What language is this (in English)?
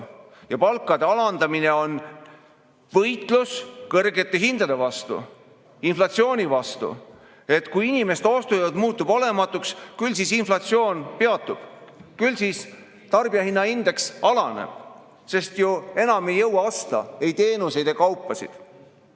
Estonian